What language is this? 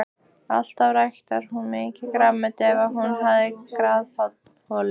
Icelandic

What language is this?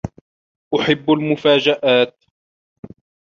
Arabic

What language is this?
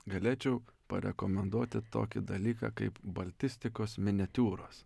Lithuanian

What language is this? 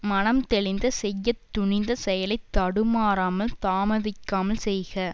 Tamil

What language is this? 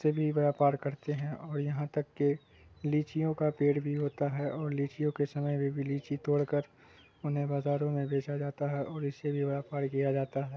Urdu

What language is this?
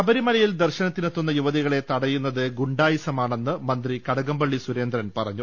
Malayalam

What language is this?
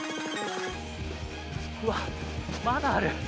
Japanese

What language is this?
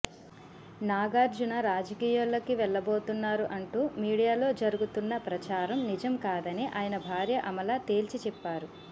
Telugu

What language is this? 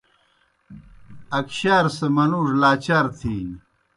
Kohistani Shina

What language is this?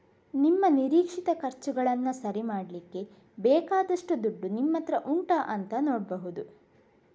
Kannada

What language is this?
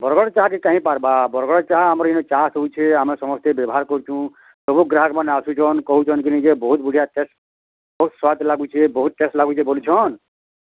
Odia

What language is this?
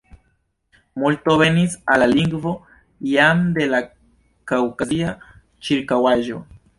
Esperanto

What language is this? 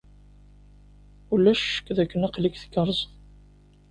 Kabyle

